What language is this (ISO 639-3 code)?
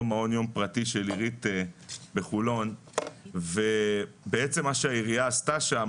heb